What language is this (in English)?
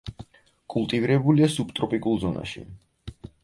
Georgian